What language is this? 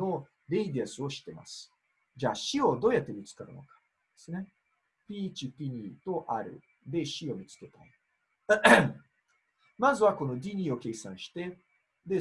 Japanese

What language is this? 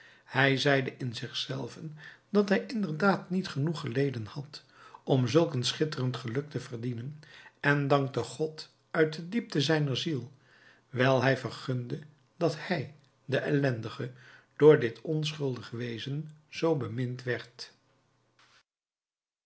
Dutch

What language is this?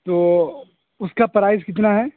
Urdu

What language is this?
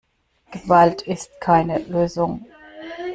German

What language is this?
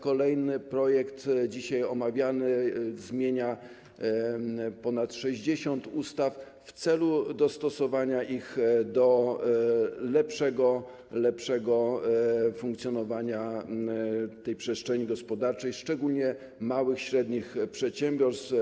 Polish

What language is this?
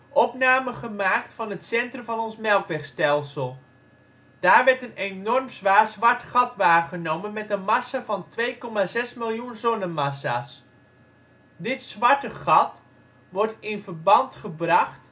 Dutch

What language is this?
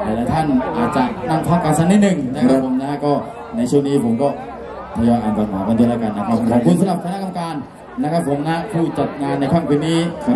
Thai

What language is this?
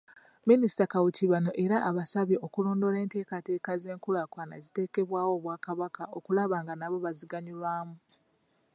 Ganda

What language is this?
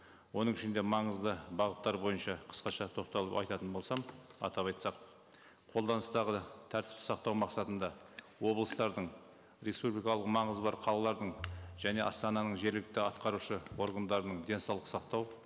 Kazakh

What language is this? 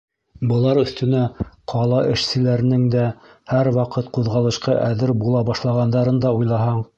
Bashkir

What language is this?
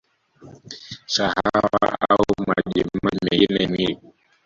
Swahili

